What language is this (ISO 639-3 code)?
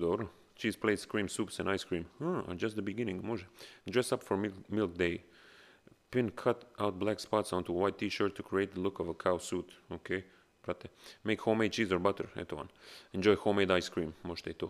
hrv